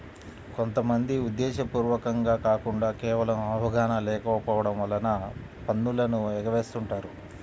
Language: Telugu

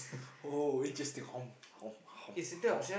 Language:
English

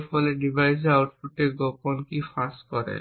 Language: Bangla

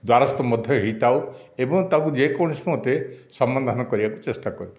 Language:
Odia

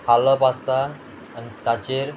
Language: Konkani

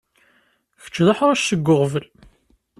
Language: Kabyle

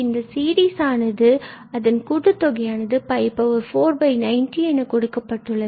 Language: Tamil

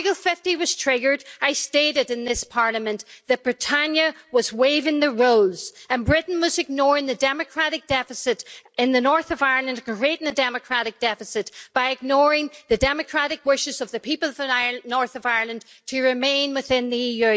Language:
English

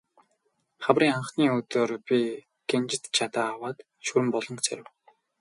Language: Mongolian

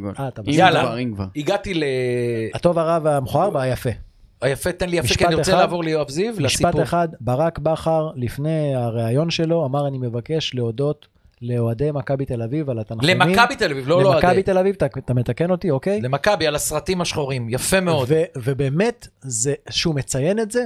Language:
Hebrew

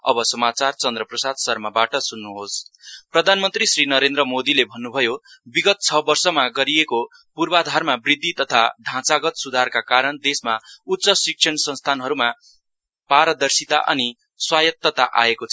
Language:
Nepali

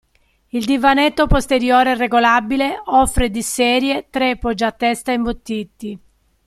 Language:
Italian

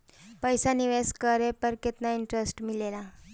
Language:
Bhojpuri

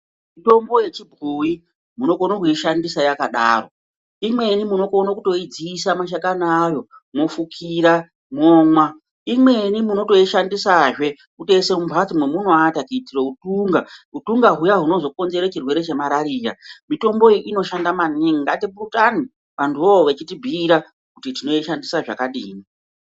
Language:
Ndau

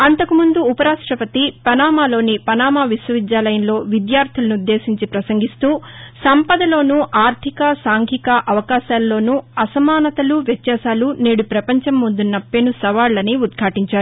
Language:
Telugu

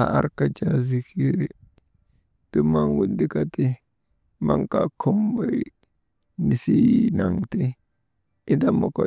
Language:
Maba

